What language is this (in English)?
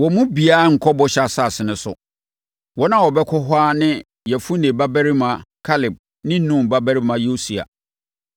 Akan